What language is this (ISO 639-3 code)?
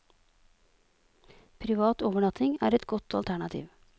nor